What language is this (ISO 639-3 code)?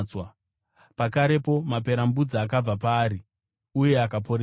sna